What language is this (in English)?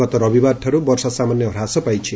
Odia